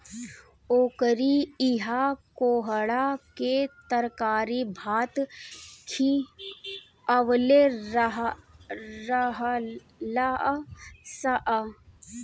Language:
Bhojpuri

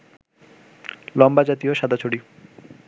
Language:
Bangla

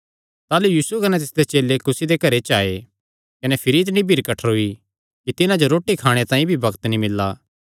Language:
Kangri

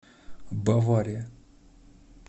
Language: Russian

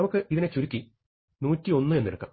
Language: Malayalam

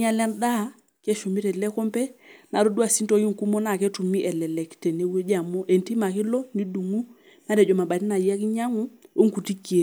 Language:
Masai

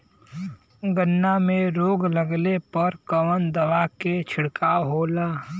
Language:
Bhojpuri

